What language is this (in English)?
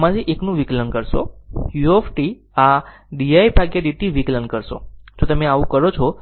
Gujarati